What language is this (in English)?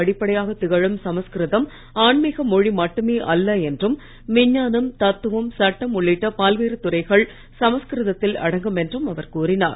Tamil